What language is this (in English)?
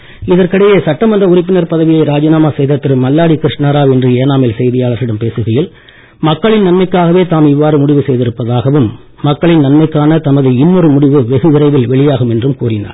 Tamil